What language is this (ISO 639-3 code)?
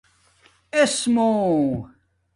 dmk